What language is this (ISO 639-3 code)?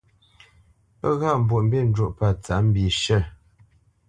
bce